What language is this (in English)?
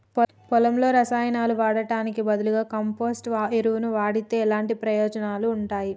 Telugu